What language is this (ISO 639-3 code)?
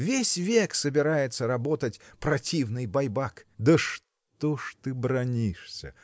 rus